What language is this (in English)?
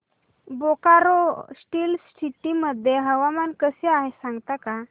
Marathi